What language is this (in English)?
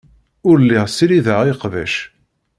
Kabyle